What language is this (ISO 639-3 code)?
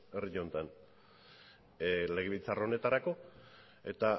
eus